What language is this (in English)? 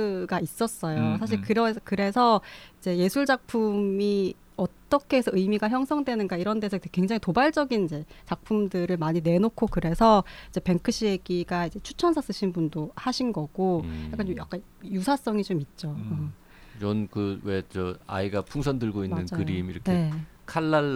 Korean